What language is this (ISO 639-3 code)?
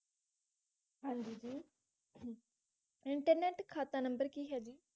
pan